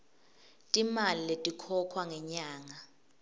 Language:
Swati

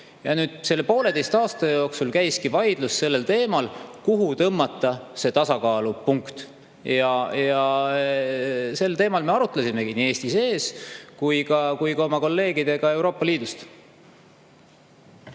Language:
Estonian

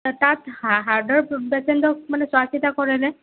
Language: Assamese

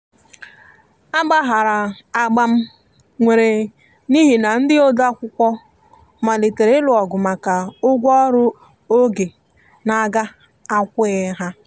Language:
Igbo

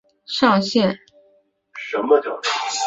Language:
Chinese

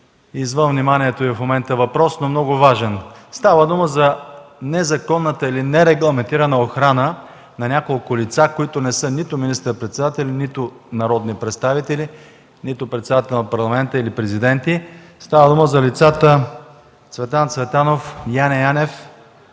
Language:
Bulgarian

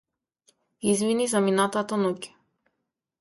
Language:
Macedonian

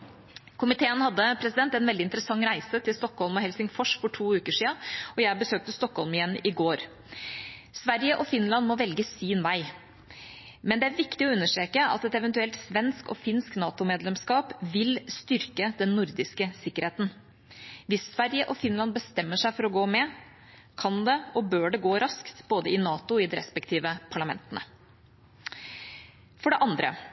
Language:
Norwegian Bokmål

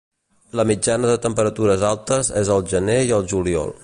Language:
Catalan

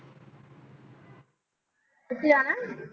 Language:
Punjabi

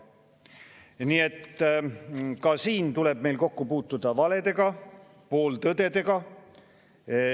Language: Estonian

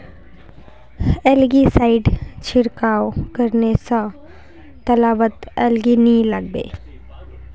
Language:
Magahi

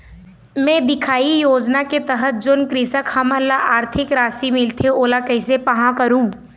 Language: Chhattisgarhi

